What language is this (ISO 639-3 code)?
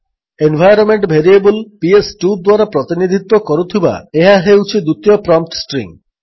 ori